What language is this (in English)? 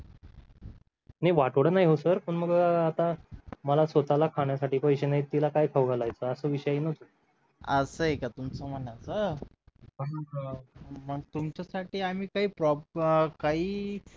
Marathi